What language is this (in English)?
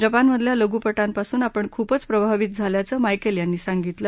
Marathi